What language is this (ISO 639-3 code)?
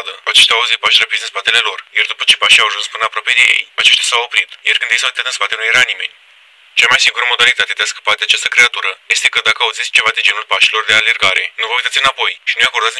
ron